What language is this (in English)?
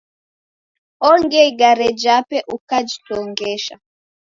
Taita